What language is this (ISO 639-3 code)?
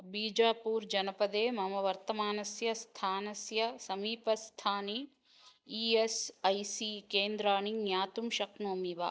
san